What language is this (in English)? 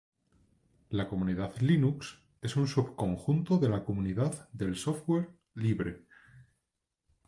Spanish